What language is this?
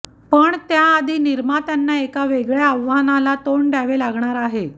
Marathi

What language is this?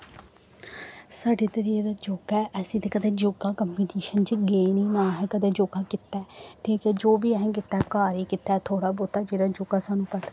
Dogri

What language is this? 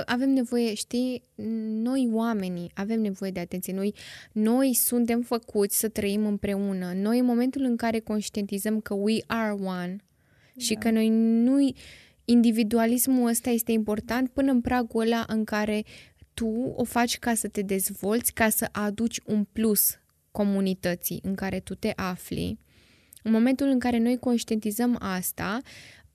Romanian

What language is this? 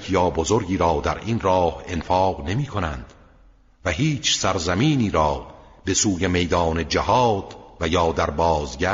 Persian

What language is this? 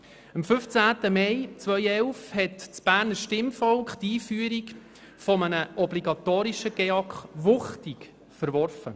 Swiss German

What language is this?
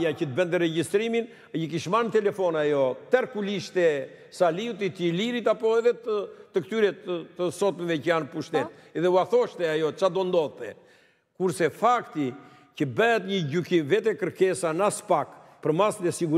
Romanian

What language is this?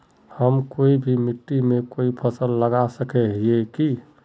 Magahi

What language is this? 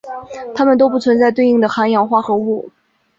Chinese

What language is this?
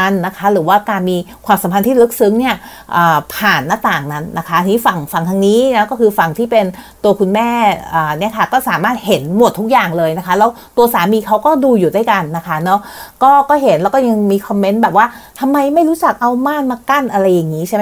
Thai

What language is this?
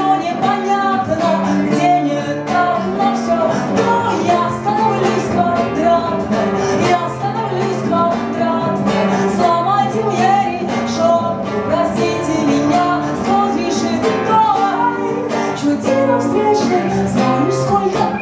Ukrainian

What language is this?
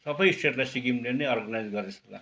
Nepali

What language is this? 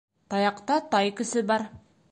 Bashkir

